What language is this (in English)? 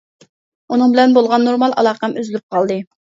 Uyghur